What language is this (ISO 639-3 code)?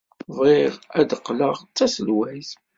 kab